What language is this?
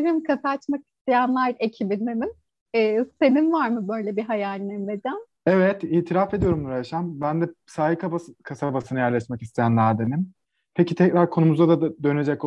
Turkish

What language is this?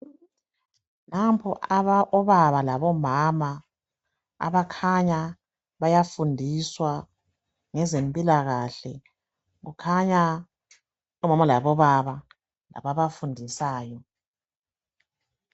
North Ndebele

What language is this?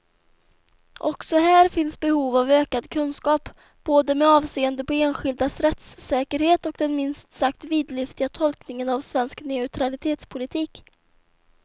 Swedish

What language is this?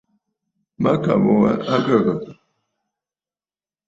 Bafut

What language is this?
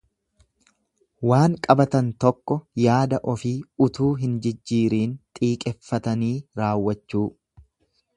Oromo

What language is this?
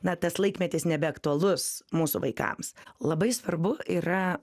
Lithuanian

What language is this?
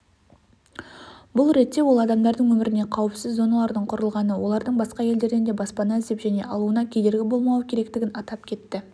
Kazakh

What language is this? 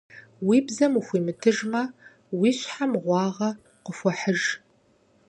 Kabardian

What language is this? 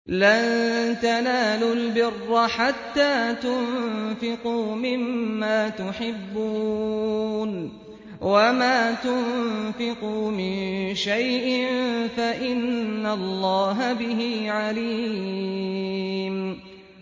Arabic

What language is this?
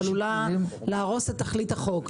Hebrew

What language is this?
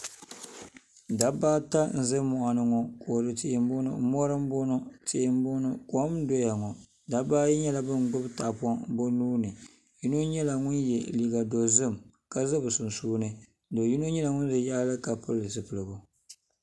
Dagbani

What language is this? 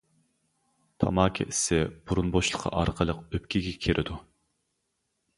Uyghur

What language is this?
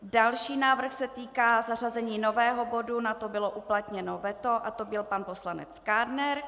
Czech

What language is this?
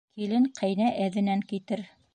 Bashkir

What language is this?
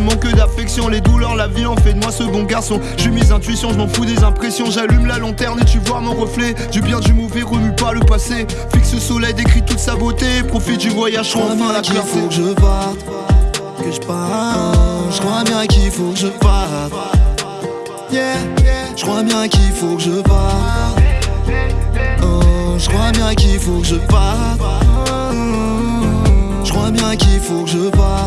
French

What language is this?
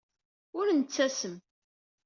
Kabyle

